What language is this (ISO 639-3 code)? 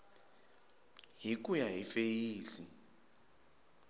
tso